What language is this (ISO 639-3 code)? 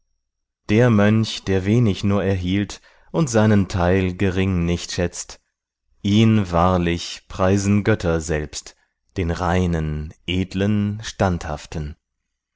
deu